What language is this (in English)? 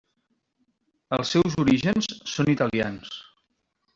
Catalan